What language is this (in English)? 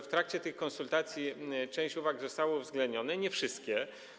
Polish